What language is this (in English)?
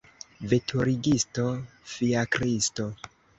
Esperanto